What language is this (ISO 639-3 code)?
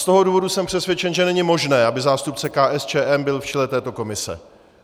ces